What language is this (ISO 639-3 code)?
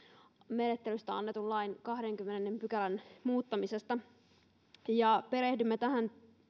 fin